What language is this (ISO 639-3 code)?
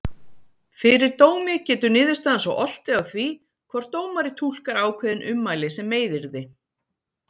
isl